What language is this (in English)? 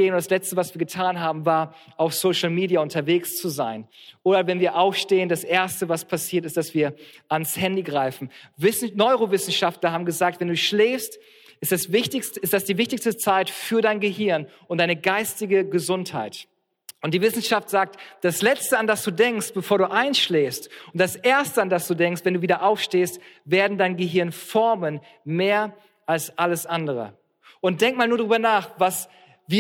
German